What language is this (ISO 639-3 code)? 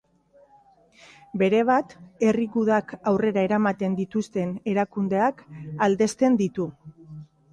eus